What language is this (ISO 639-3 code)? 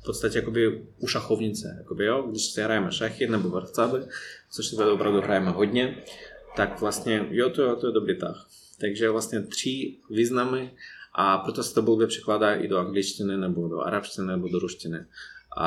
ces